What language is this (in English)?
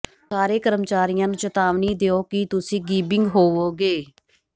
Punjabi